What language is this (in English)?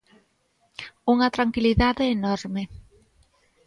Galician